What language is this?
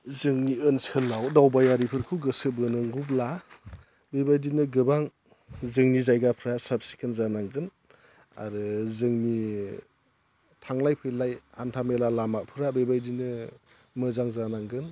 Bodo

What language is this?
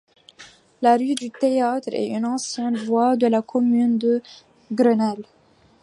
French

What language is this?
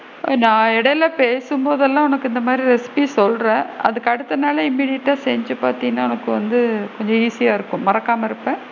Tamil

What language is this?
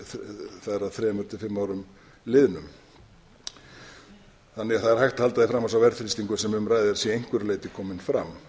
Icelandic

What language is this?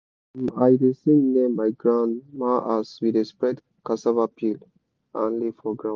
Nigerian Pidgin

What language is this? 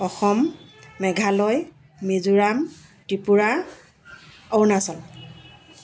Assamese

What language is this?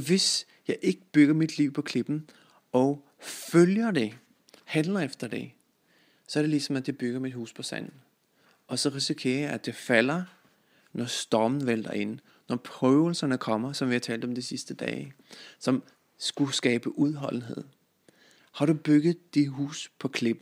Danish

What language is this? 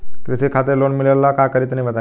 Bhojpuri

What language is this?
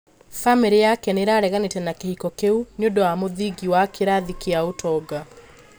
Kikuyu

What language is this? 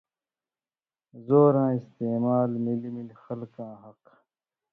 Indus Kohistani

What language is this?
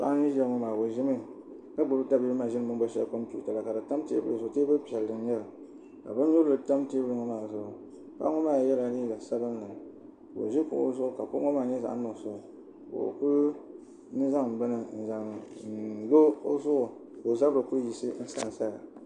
Dagbani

